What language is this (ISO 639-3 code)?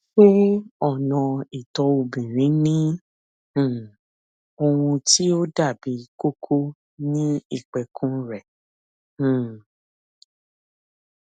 yor